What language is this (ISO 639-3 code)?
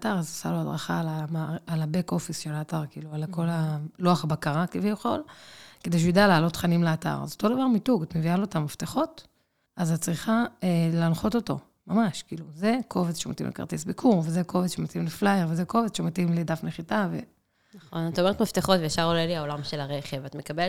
heb